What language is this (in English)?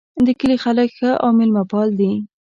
Pashto